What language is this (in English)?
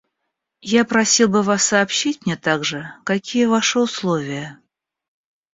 Russian